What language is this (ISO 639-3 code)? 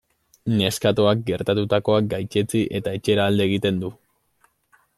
eus